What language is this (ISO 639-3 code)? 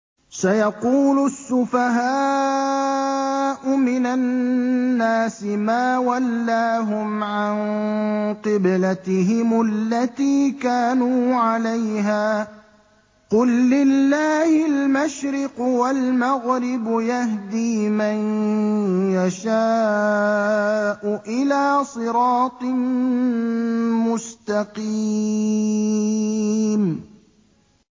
ara